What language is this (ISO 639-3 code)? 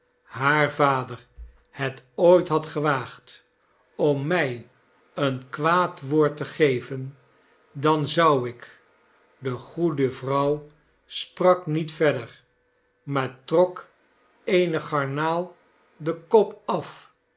nld